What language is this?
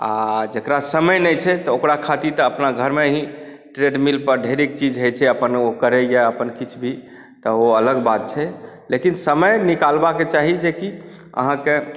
Maithili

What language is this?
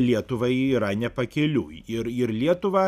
Lithuanian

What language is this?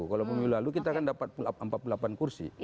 Indonesian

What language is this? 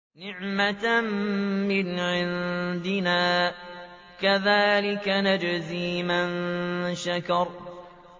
Arabic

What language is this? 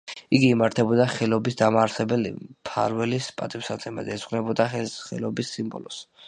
Georgian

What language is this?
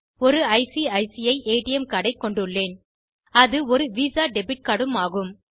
Tamil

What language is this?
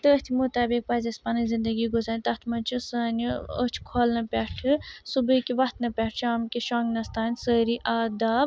Kashmiri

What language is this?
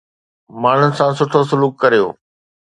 Sindhi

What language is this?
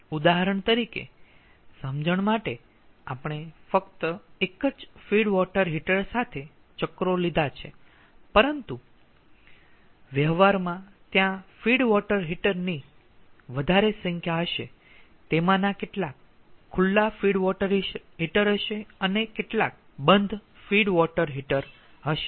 Gujarati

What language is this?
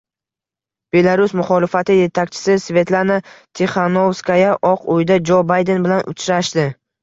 Uzbek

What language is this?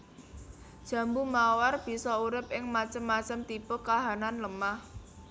Javanese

